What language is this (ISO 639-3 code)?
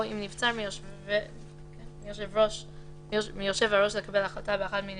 heb